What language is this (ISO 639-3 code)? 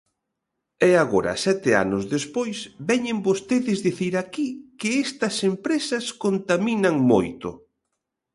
glg